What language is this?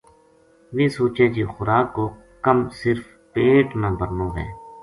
Gujari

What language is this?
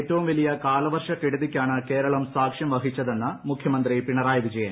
Malayalam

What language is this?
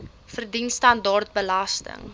Afrikaans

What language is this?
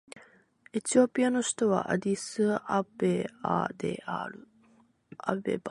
Japanese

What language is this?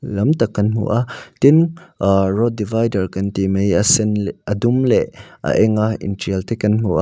Mizo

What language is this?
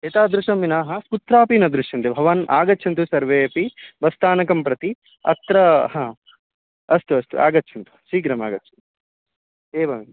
Sanskrit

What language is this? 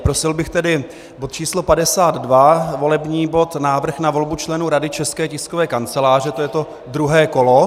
Czech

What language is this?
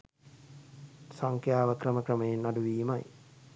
Sinhala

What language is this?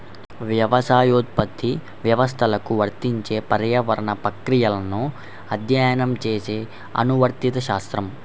Telugu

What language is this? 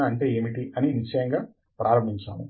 Telugu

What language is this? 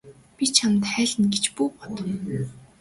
Mongolian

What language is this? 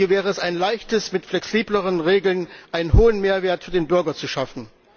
German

